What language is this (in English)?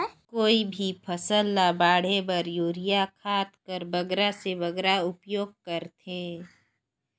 Chhattisgarhi